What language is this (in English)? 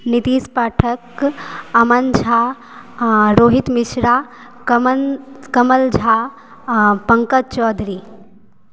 Maithili